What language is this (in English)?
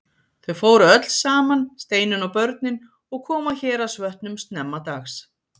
Icelandic